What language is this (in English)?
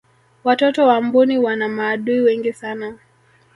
Swahili